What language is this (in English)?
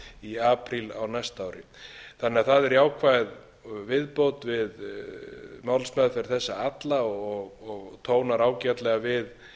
Icelandic